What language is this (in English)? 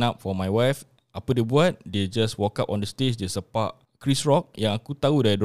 Malay